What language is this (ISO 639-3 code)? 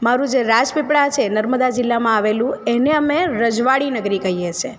guj